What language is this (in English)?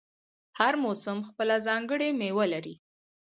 Pashto